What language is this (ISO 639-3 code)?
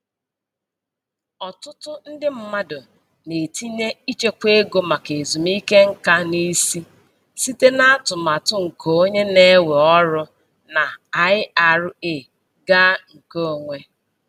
ibo